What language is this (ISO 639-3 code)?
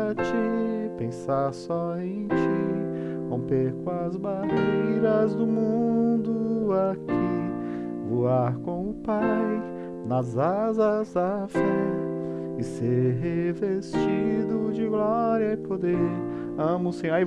por